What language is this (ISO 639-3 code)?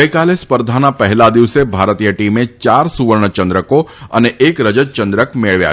guj